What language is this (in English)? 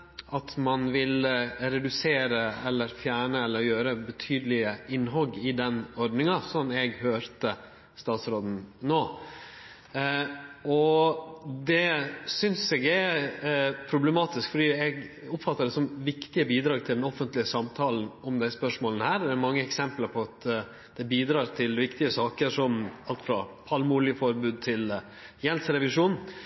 Norwegian Nynorsk